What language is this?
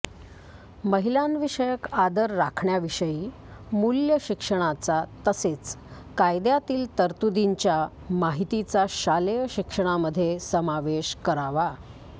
Marathi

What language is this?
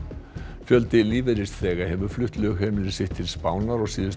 Icelandic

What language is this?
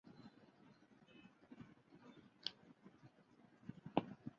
Chinese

